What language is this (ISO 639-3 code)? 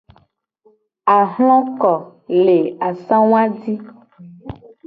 gej